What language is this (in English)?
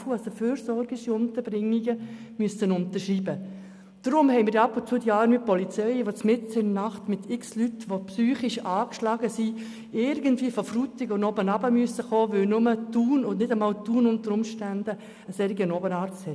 Swiss German